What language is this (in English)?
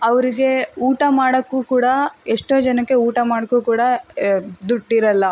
Kannada